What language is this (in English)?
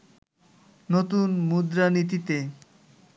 Bangla